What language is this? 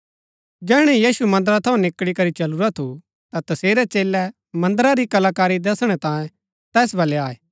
Gaddi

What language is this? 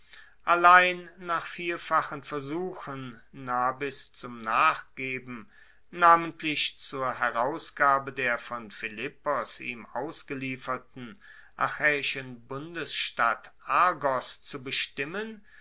German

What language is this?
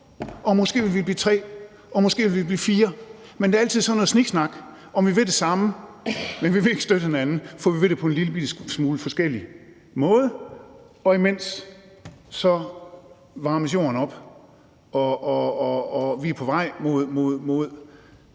Danish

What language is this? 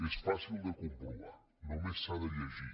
Catalan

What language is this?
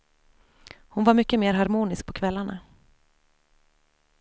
Swedish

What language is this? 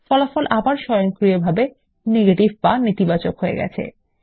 Bangla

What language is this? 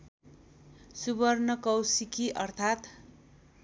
Nepali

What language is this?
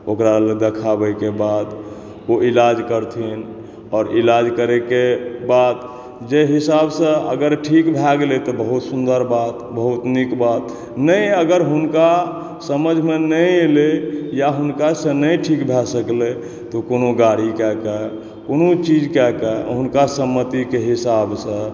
Maithili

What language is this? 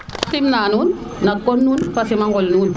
Serer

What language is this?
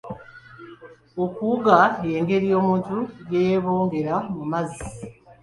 Ganda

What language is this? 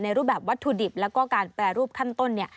Thai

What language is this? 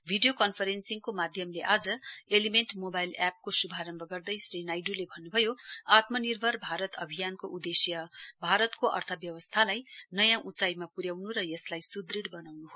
Nepali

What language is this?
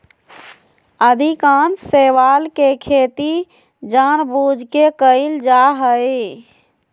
Magahi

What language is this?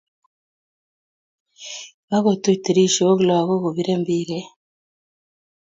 Kalenjin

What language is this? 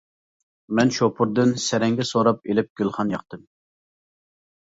Uyghur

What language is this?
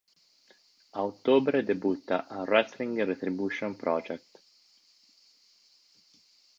Italian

